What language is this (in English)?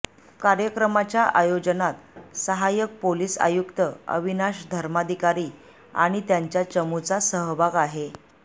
Marathi